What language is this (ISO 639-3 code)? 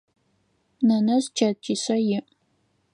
ady